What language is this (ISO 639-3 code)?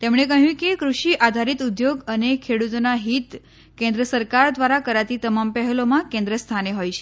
guj